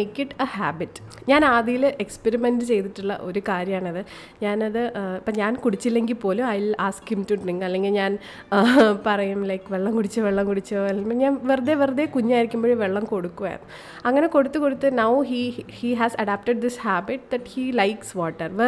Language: Malayalam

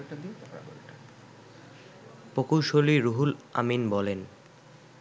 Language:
Bangla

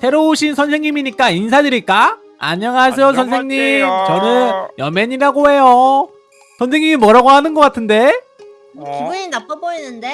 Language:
Korean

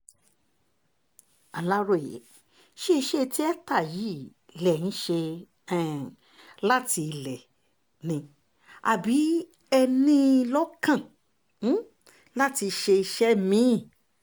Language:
Yoruba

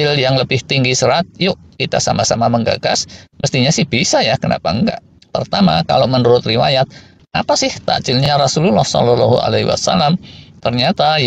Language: Indonesian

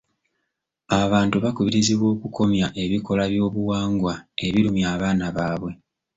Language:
Ganda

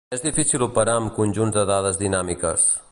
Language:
Catalan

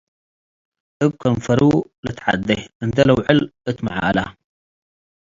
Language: Tigre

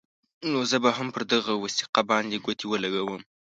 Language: Pashto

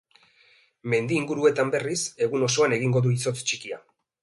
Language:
Basque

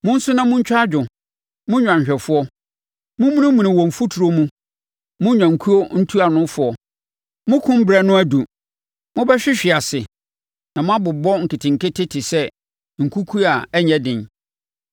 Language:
Akan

